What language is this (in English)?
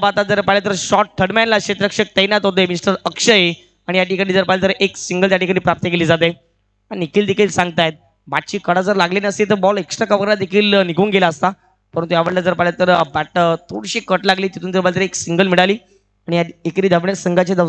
Marathi